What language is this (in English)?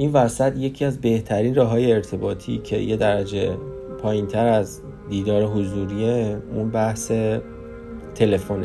Persian